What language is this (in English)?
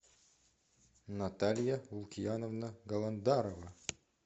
Russian